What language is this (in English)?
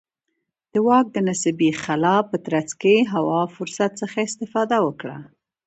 Pashto